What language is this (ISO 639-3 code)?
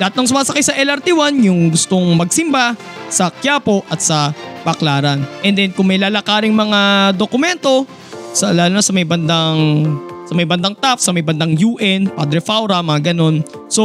fil